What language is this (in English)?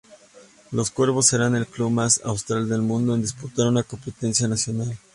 Spanish